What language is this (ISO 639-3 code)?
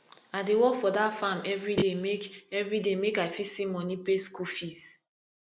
pcm